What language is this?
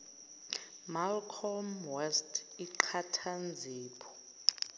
Zulu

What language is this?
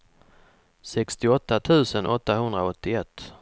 Swedish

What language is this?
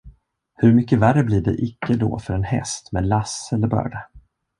Swedish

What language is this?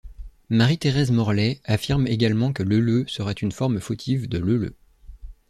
French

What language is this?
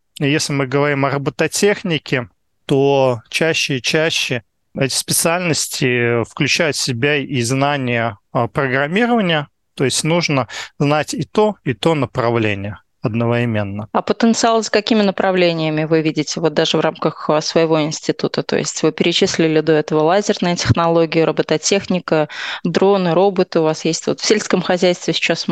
Russian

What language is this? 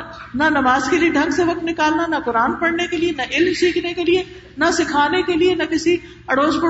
Urdu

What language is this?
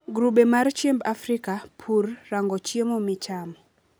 Luo (Kenya and Tanzania)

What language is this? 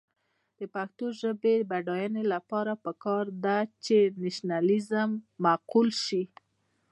Pashto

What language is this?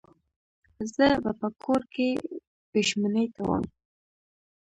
Pashto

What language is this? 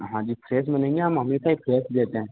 Hindi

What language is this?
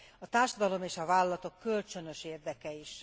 Hungarian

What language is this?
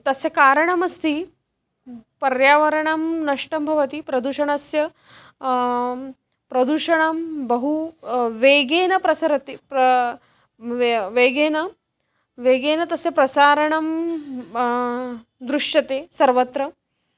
Sanskrit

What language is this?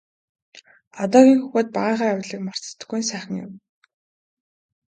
Mongolian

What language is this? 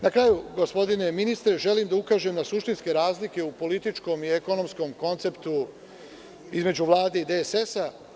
Serbian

